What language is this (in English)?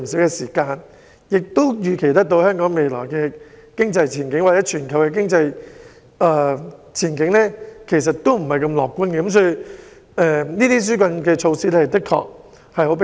Cantonese